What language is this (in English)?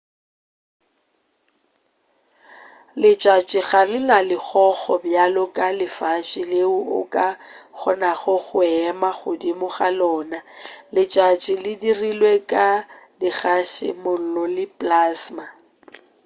Northern Sotho